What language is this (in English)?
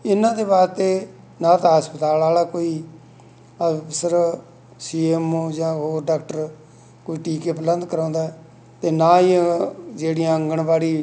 Punjabi